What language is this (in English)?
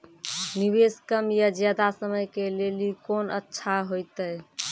Maithili